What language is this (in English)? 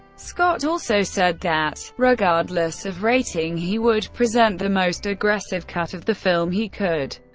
English